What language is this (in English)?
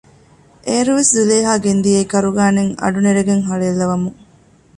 Divehi